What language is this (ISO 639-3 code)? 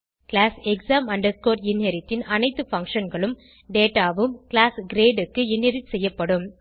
tam